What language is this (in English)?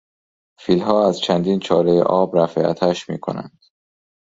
Persian